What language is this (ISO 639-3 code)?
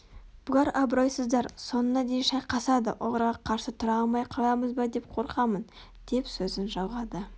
kaz